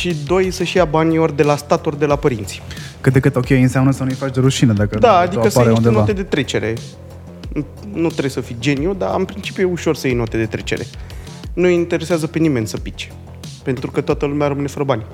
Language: Romanian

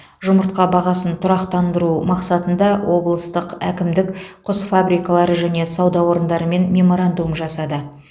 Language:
Kazakh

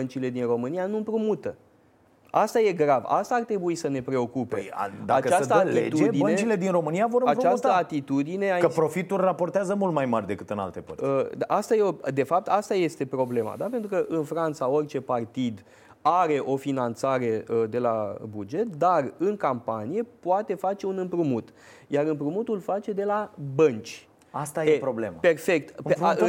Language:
Romanian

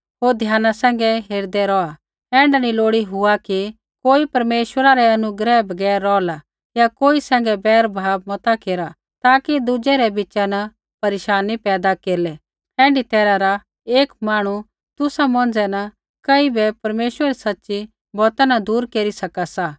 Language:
Kullu Pahari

